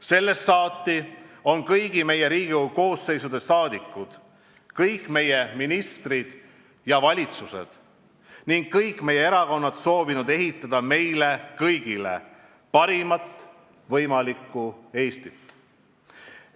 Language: Estonian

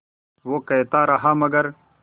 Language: Hindi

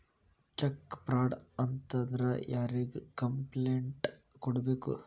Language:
Kannada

